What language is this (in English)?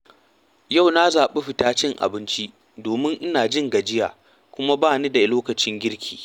Hausa